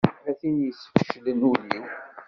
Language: Kabyle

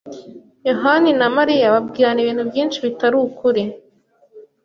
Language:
Kinyarwanda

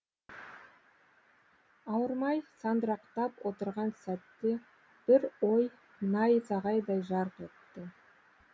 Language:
Kazakh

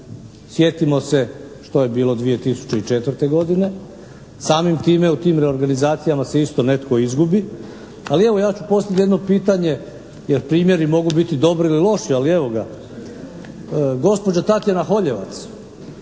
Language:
Croatian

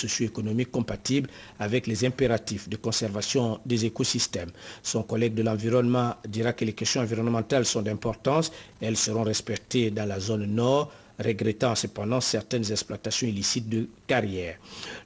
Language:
French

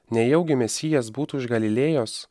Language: Lithuanian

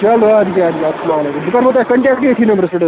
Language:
Kashmiri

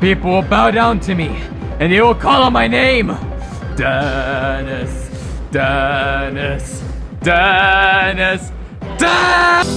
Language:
English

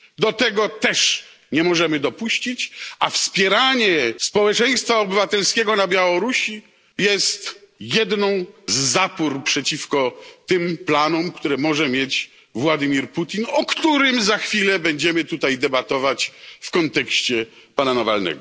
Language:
Polish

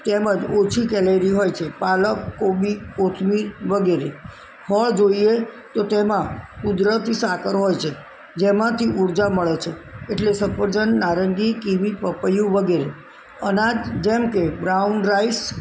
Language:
Gujarati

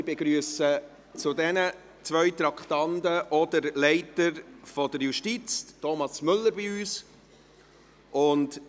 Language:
Swiss German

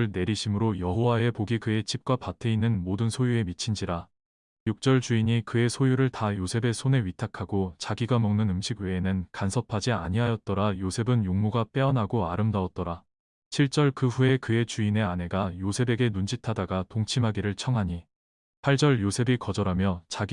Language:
Korean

